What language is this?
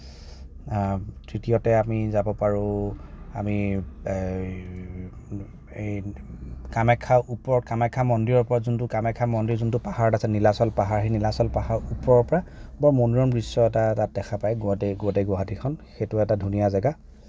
Assamese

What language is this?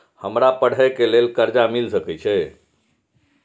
Maithili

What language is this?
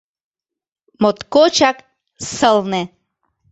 Mari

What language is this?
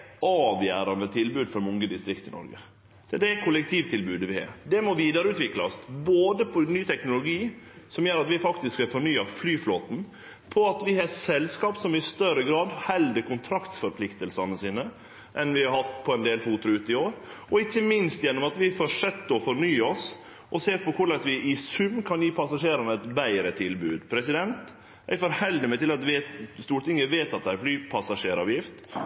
Norwegian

